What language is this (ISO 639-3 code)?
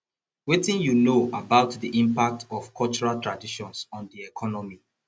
pcm